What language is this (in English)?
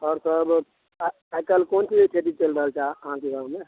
Maithili